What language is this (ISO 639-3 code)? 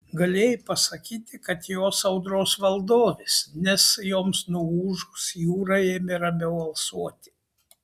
lit